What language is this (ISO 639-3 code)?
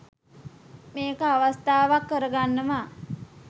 sin